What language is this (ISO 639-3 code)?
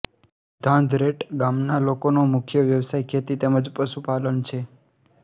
guj